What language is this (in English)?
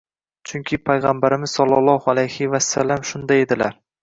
Uzbek